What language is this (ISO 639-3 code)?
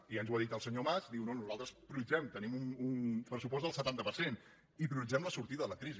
cat